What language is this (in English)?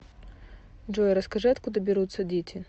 Russian